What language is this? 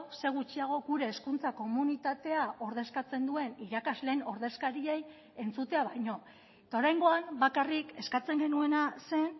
Basque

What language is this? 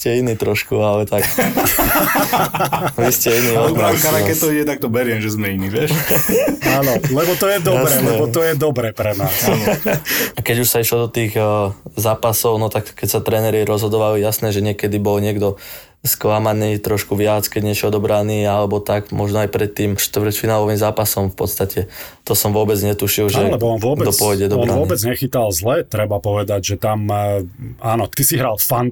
Slovak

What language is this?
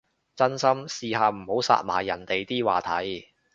Cantonese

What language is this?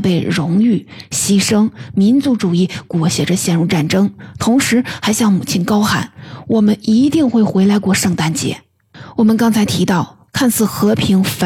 Chinese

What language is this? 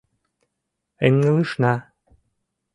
Mari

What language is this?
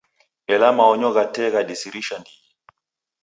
Taita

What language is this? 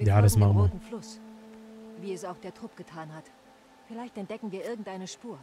German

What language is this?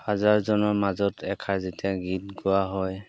Assamese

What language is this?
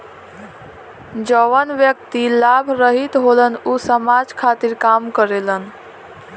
Bhojpuri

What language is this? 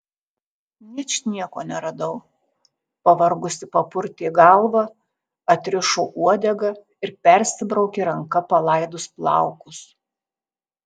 Lithuanian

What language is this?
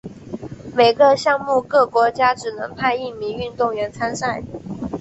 Chinese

